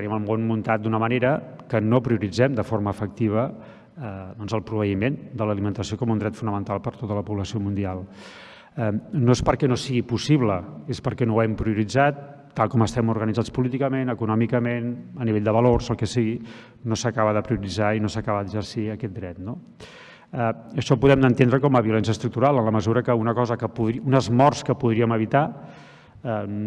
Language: Catalan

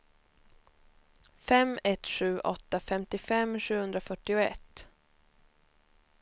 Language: Swedish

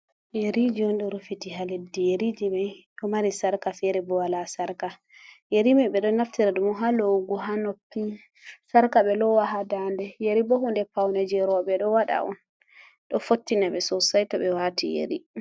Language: Fula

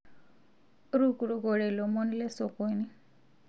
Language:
Masai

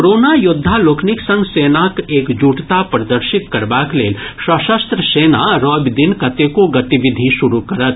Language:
Maithili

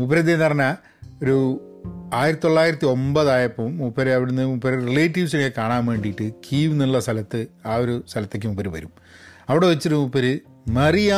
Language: Malayalam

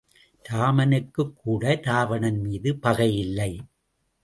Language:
Tamil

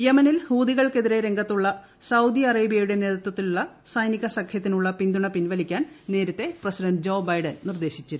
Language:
Malayalam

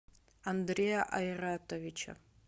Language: Russian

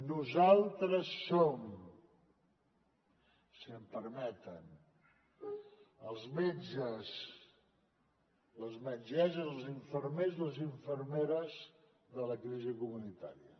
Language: Catalan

